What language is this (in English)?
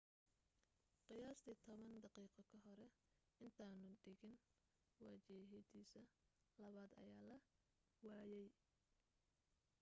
Somali